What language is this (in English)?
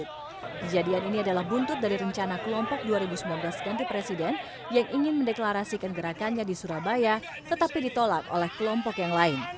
Indonesian